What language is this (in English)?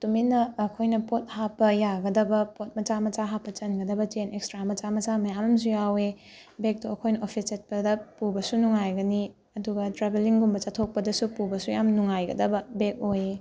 Manipuri